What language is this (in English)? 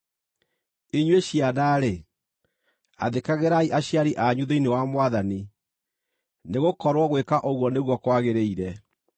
Kikuyu